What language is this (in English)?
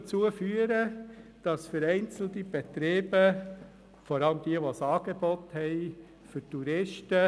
Swiss German